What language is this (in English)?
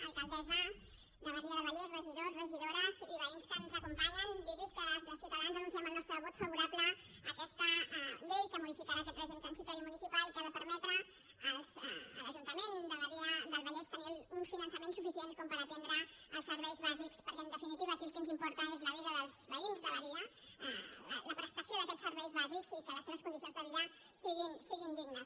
Catalan